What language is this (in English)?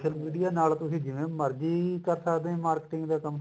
Punjabi